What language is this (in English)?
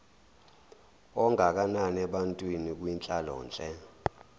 Zulu